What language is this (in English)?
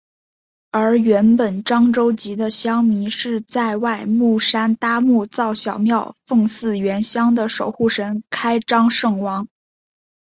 Chinese